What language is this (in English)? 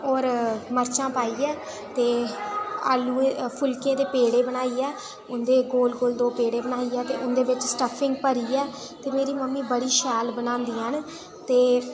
Dogri